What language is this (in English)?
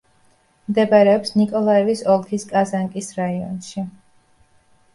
Georgian